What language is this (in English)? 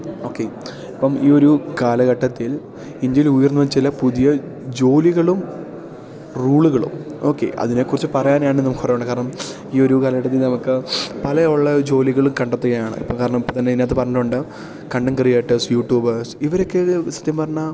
Malayalam